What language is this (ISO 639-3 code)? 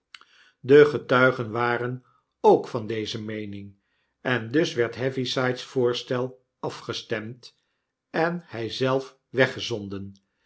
nld